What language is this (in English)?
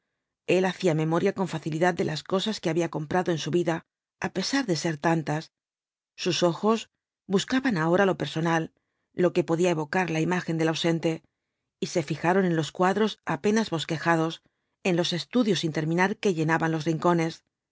Spanish